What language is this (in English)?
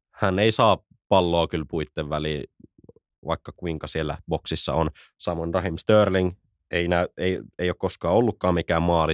Finnish